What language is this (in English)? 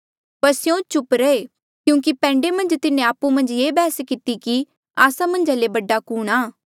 Mandeali